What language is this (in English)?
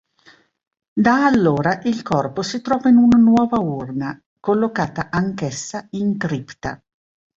Italian